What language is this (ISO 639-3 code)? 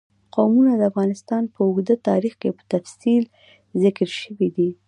pus